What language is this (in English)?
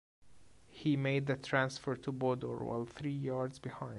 English